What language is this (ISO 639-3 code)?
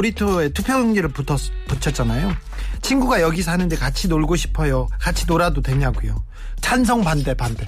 kor